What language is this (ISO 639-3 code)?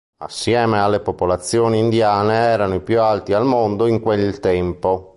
ita